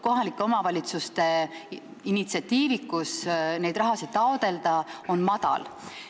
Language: Estonian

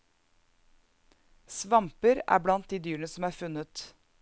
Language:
Norwegian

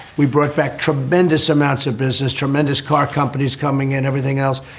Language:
English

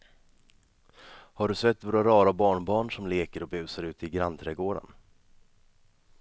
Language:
Swedish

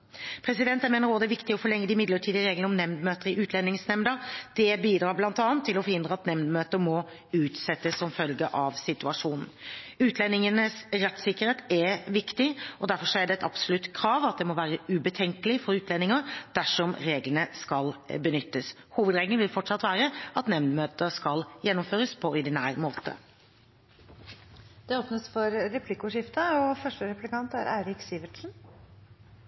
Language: Norwegian Bokmål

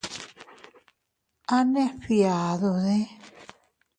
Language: Teutila Cuicatec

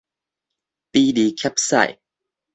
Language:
Min Nan Chinese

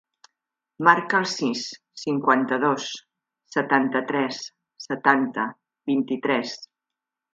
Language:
Catalan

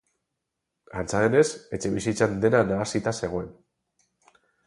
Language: Basque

